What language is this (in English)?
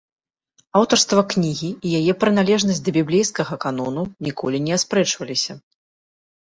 Belarusian